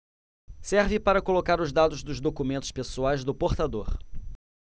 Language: Portuguese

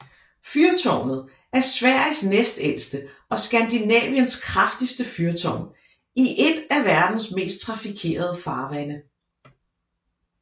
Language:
Danish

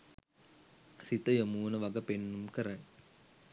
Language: Sinhala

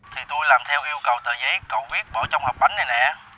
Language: Vietnamese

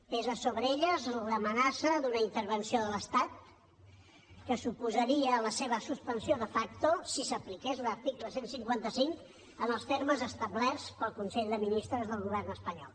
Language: Catalan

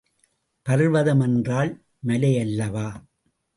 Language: Tamil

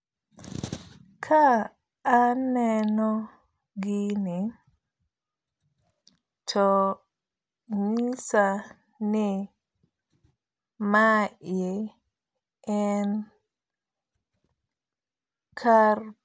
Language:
Luo (Kenya and Tanzania)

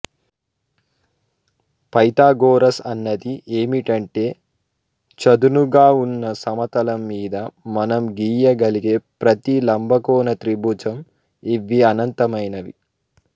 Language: Telugu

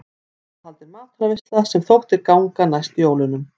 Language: Icelandic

